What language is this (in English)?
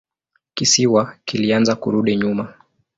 Swahili